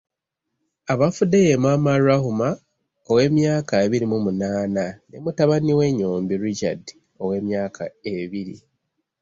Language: Ganda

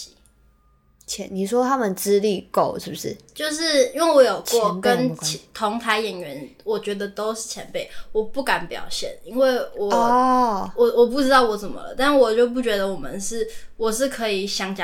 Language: Chinese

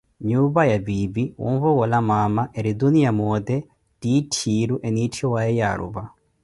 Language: Koti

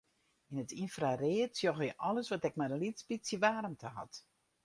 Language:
Western Frisian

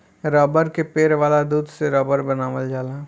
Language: Bhojpuri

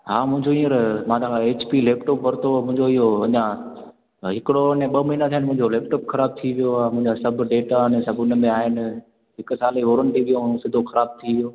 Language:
Sindhi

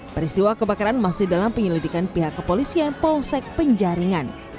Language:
Indonesian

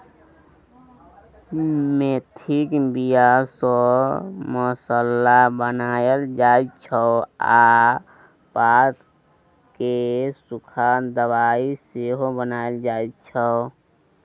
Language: Maithili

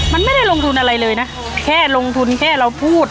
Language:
Thai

